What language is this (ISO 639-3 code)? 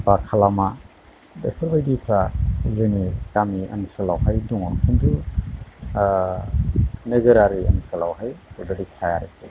brx